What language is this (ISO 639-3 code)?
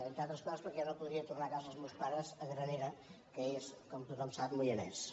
cat